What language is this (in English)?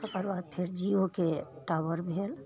Maithili